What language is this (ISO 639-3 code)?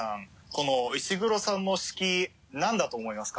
jpn